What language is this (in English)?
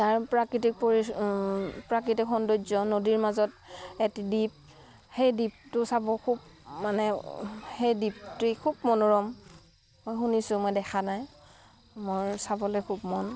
Assamese